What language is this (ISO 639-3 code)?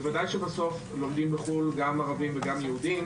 heb